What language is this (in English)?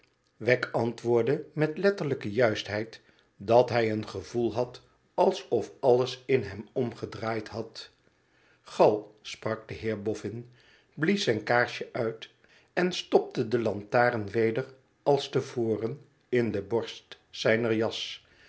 Dutch